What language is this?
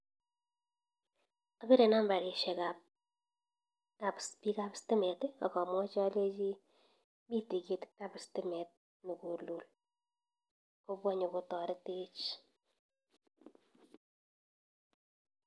Kalenjin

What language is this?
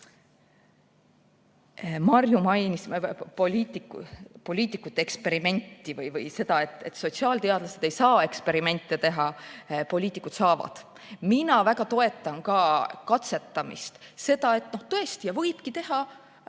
Estonian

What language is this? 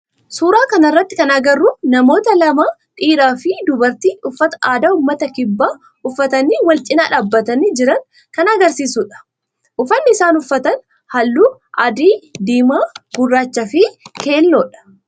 Oromo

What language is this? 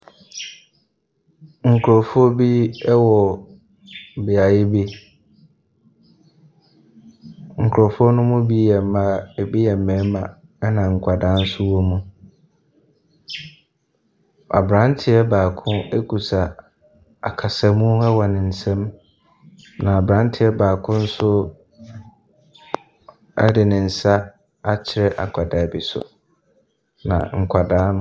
Akan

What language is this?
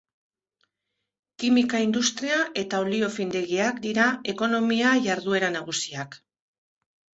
Basque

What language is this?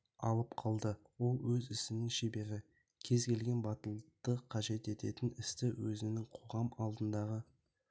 Kazakh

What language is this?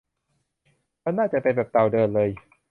Thai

